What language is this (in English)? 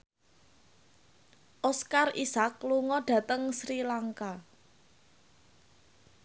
Javanese